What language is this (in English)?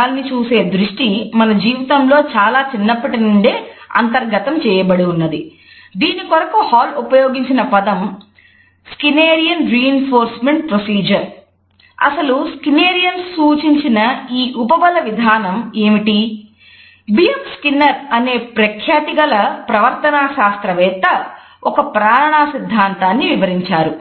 Telugu